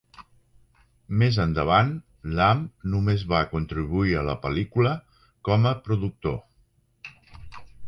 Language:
Catalan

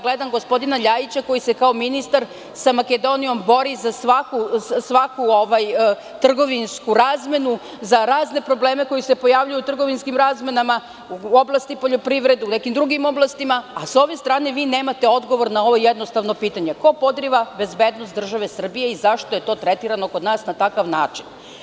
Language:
Serbian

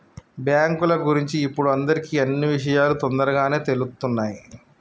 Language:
Telugu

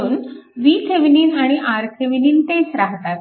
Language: Marathi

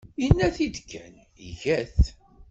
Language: Kabyle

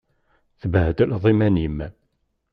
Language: Kabyle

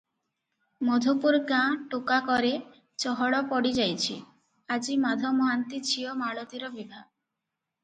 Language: Odia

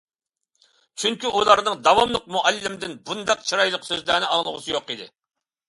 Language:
Uyghur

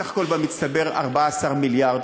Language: Hebrew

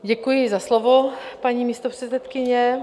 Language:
Czech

